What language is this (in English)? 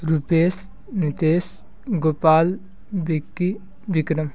Hindi